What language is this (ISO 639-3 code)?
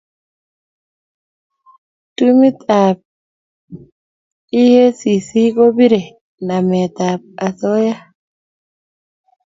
kln